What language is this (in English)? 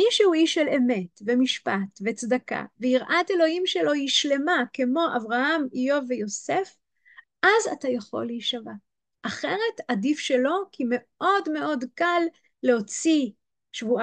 Hebrew